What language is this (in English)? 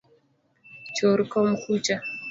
Luo (Kenya and Tanzania)